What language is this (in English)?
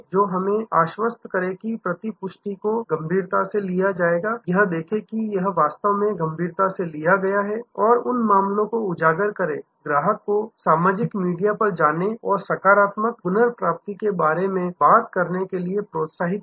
Hindi